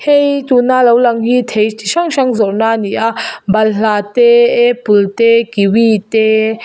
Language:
Mizo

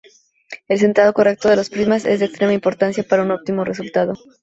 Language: Spanish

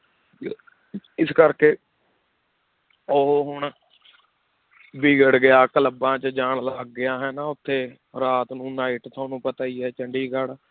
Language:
Punjabi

